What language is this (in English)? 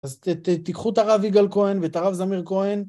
Hebrew